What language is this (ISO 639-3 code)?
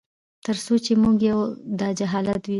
pus